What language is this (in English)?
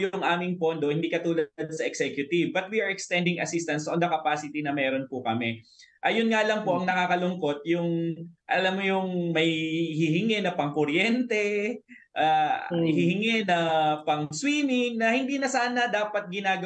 Filipino